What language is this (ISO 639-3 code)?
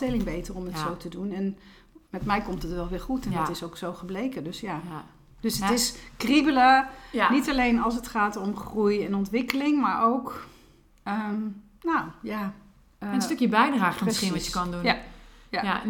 nld